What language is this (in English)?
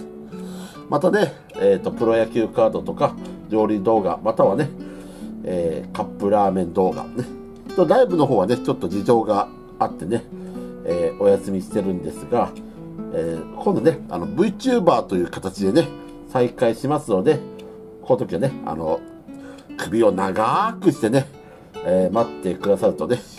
Japanese